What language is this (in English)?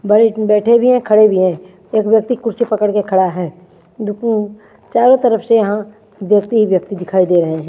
Hindi